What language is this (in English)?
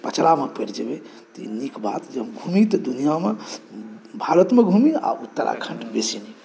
Maithili